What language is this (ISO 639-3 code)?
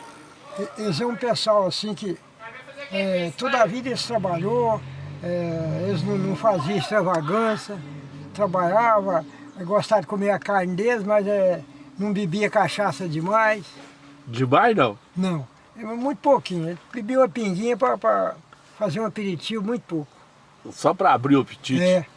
por